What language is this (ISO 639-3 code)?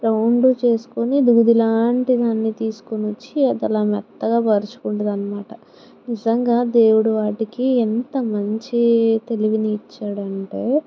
tel